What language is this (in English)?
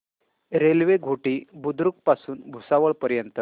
Marathi